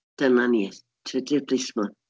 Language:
Welsh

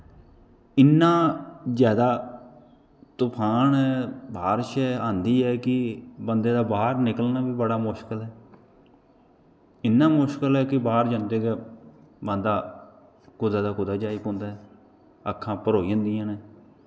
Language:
Dogri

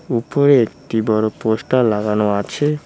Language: Bangla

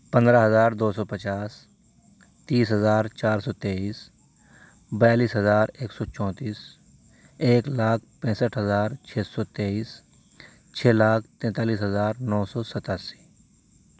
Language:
Urdu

